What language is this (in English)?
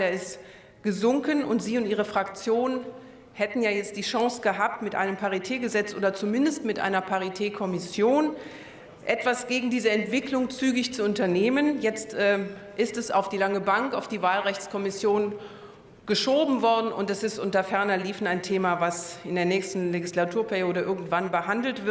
German